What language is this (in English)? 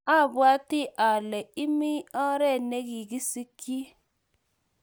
Kalenjin